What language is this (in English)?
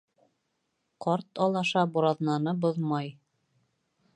Bashkir